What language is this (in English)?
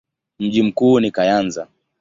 Swahili